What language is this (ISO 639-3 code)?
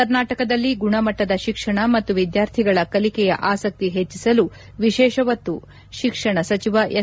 kan